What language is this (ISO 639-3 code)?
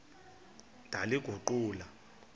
xho